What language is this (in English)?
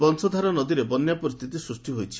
Odia